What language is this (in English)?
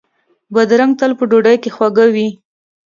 Pashto